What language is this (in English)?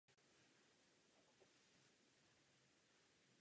Czech